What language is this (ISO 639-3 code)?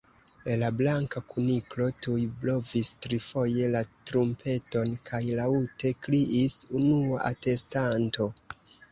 epo